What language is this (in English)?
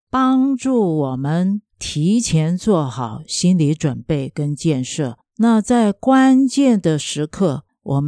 Chinese